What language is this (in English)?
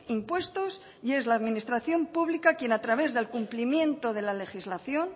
Spanish